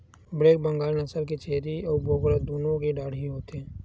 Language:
Chhattisgarhi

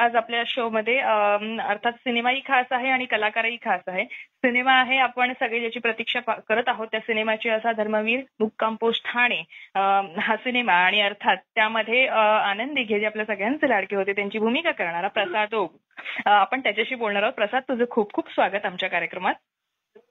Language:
Marathi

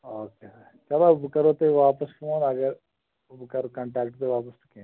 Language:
Kashmiri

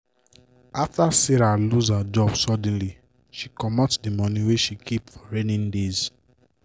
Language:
Nigerian Pidgin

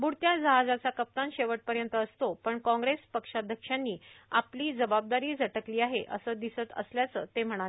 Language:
Marathi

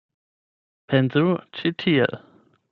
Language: Esperanto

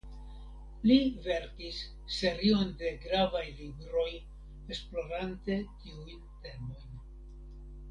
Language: Esperanto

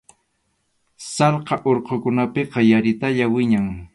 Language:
Arequipa-La Unión Quechua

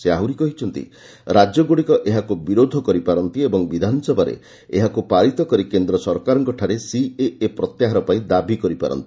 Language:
Odia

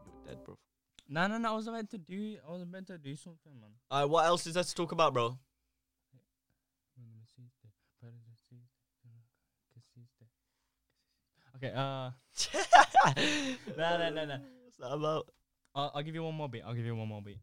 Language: English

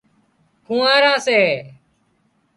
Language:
Wadiyara Koli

